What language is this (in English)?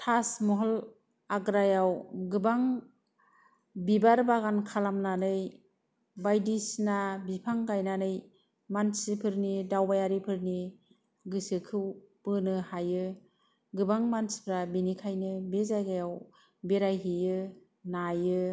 Bodo